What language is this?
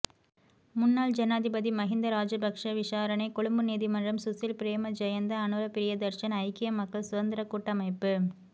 Tamil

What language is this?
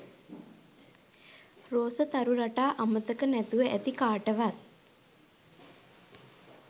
Sinhala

